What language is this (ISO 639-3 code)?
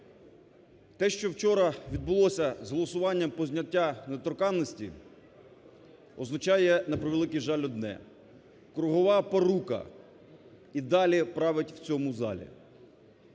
ukr